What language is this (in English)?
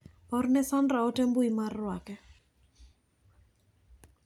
Luo (Kenya and Tanzania)